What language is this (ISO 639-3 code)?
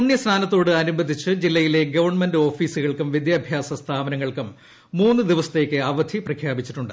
mal